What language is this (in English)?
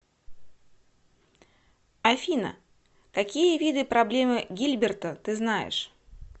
Russian